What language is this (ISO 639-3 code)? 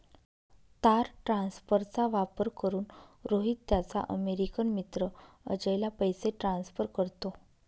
mar